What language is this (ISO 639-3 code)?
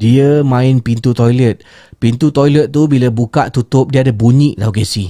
msa